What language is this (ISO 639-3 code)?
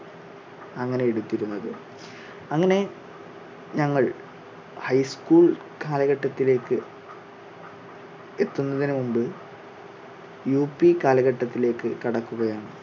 mal